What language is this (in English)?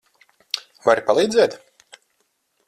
Latvian